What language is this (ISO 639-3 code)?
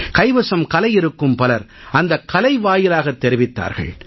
tam